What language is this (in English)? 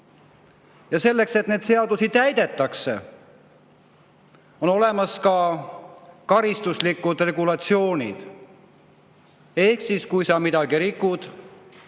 Estonian